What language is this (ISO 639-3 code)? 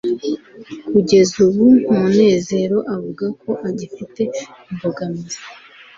kin